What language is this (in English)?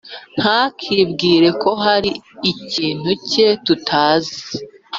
Kinyarwanda